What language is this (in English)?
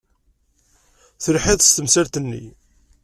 Kabyle